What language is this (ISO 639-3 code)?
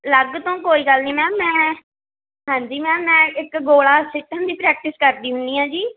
pan